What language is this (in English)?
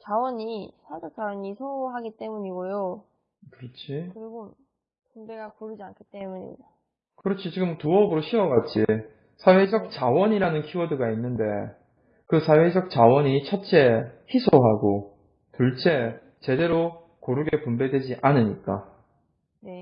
Korean